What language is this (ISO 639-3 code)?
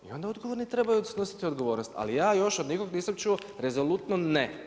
hrv